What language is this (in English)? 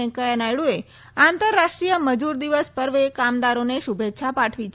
Gujarati